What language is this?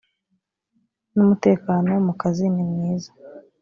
Kinyarwanda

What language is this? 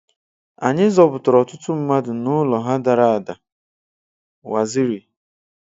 Igbo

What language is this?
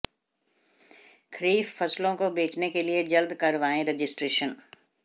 Hindi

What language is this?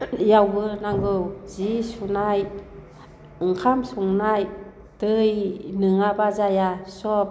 Bodo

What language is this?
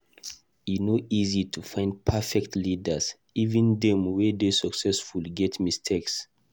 Nigerian Pidgin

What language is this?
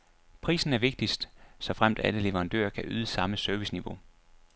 Danish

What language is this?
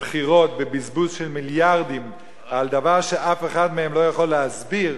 Hebrew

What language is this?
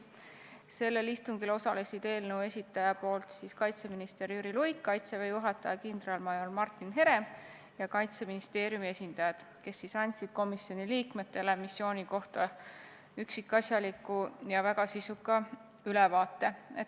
Estonian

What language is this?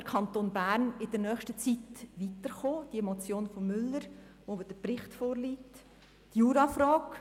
Swiss German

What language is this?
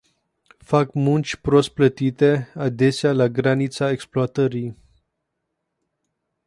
Romanian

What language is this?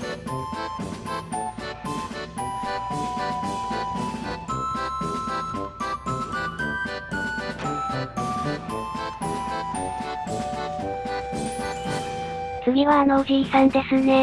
Japanese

